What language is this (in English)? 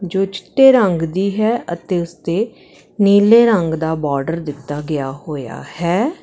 Punjabi